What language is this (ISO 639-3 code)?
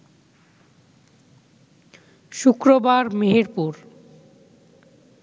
ben